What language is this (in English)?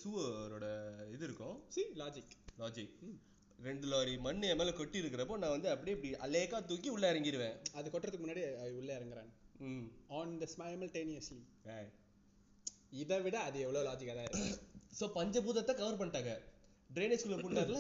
Tamil